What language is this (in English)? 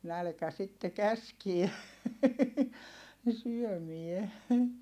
Finnish